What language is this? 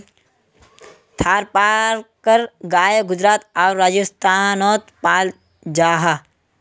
Magahi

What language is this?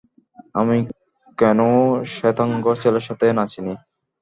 Bangla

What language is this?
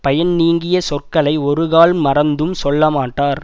Tamil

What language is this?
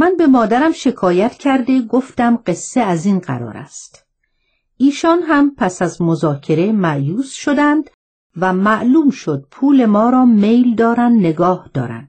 Persian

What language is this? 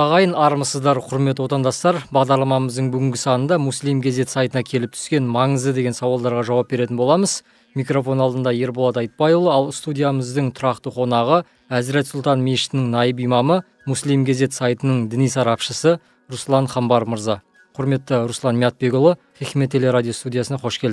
Turkish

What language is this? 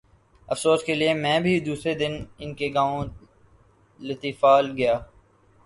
Urdu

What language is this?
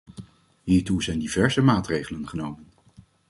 Dutch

